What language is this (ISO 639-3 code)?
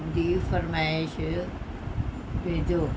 pan